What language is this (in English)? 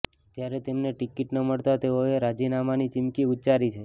Gujarati